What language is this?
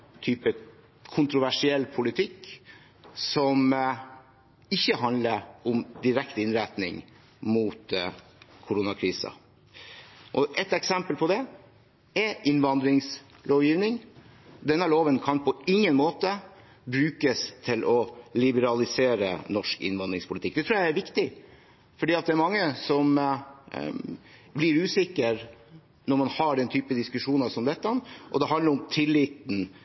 Norwegian Bokmål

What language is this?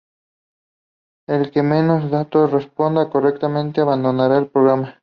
Spanish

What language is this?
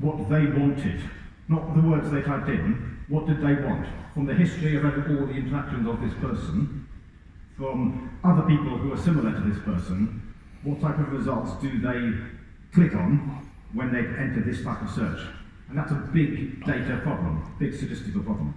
English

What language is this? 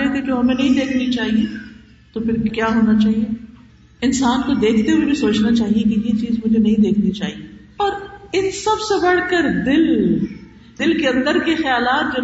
Urdu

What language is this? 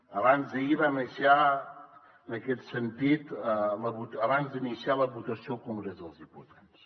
Catalan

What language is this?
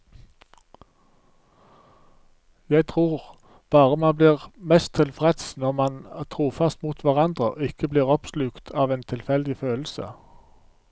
Norwegian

